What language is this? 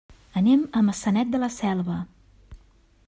Catalan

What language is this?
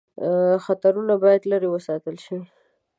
Pashto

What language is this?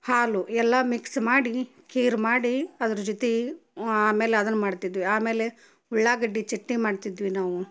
Kannada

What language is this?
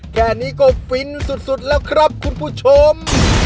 Thai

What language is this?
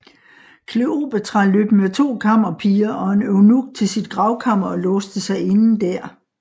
Danish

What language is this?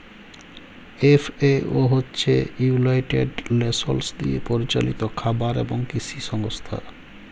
Bangla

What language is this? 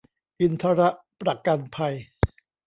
Thai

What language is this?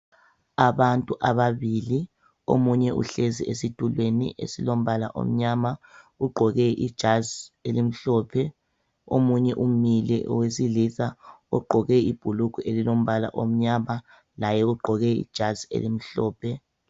North Ndebele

